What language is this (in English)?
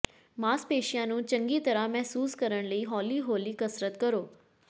Punjabi